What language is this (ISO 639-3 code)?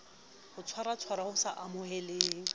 sot